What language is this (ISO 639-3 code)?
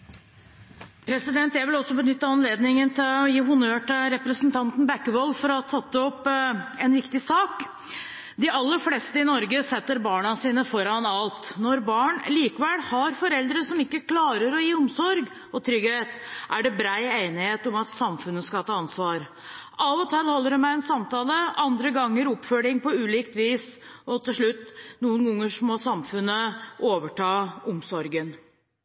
nob